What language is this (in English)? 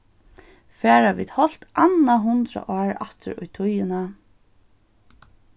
Faroese